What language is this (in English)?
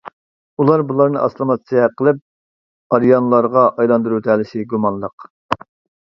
Uyghur